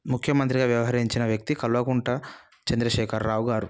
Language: Telugu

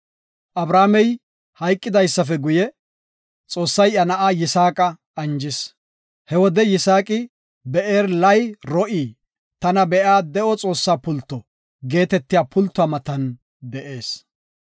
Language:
Gofa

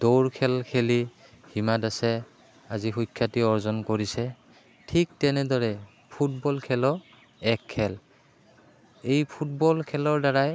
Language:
Assamese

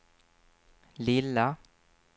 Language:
Swedish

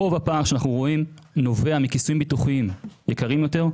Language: Hebrew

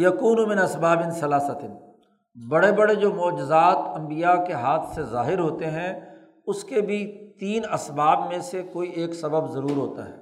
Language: Urdu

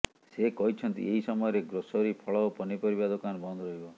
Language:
Odia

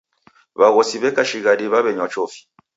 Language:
Taita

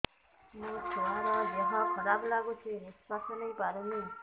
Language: Odia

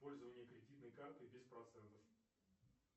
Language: Russian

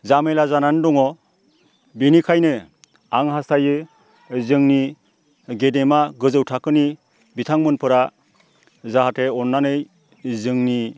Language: Bodo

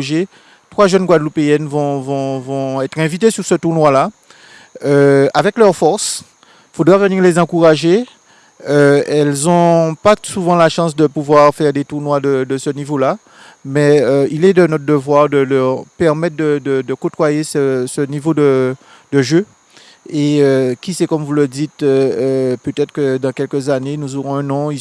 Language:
French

